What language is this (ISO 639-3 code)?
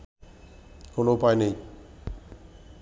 ben